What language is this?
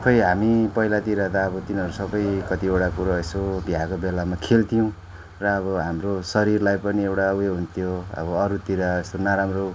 Nepali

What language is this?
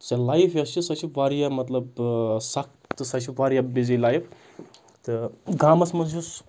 Kashmiri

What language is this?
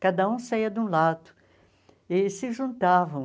Portuguese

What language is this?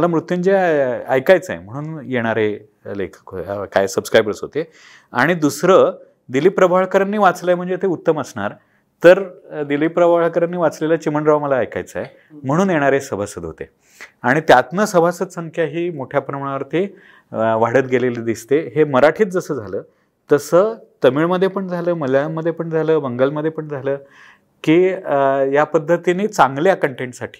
Marathi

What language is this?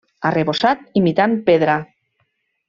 Catalan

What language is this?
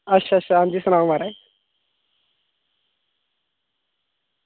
Dogri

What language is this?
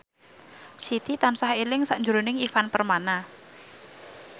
Javanese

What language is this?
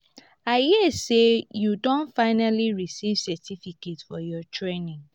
Nigerian Pidgin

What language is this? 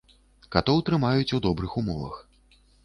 Belarusian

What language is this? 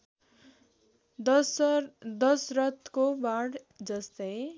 Nepali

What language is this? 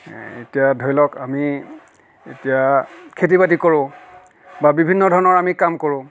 Assamese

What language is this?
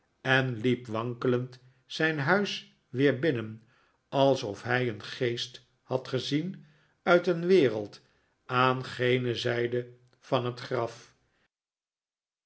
Dutch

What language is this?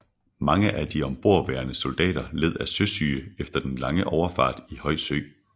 Danish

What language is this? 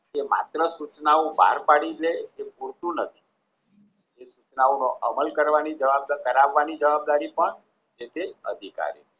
Gujarati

